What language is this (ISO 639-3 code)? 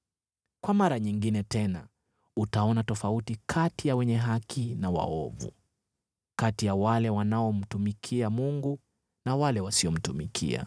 swa